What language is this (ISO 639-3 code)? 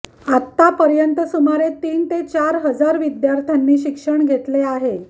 mar